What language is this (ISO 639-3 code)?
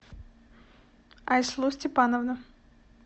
rus